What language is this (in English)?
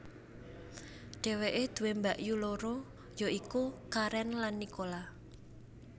Javanese